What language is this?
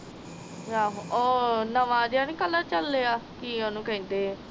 Punjabi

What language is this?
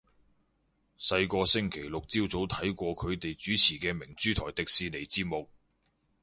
Cantonese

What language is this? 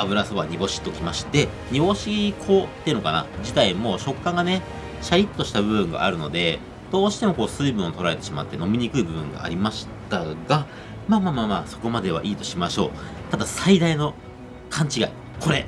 Japanese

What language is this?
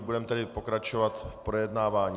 Czech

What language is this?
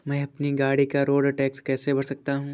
Hindi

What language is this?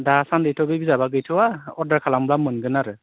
Bodo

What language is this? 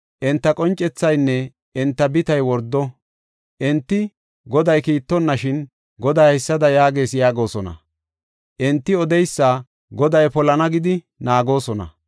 Gofa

